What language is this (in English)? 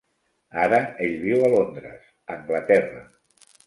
Catalan